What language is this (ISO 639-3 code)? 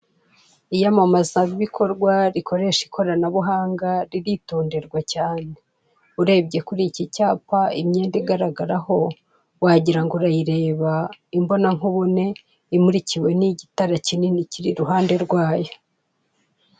kin